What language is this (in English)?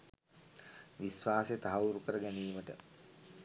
Sinhala